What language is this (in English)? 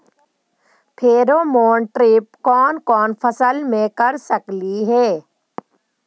Magahi